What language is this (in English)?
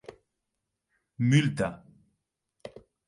Occitan